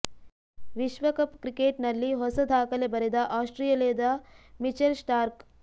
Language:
Kannada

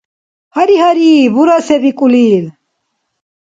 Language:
Dargwa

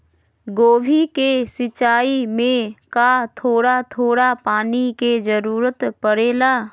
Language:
Magahi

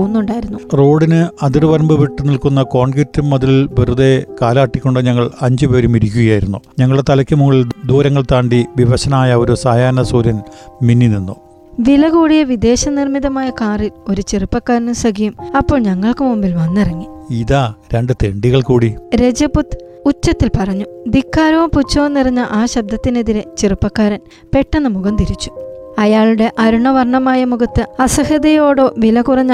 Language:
Malayalam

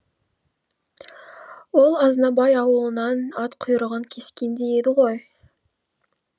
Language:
Kazakh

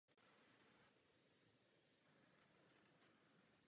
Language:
Czech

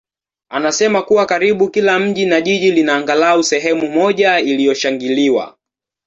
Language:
Swahili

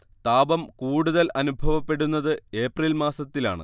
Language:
Malayalam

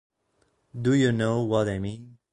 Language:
Italian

